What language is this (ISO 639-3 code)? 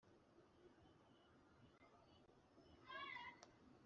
kin